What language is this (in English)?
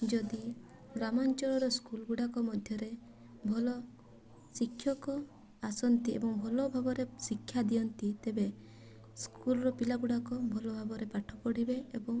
Odia